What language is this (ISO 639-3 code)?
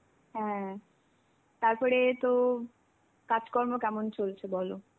ben